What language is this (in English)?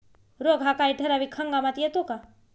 Marathi